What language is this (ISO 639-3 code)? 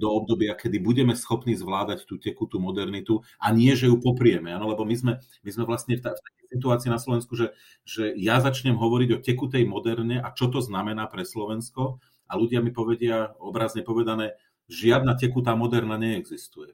slk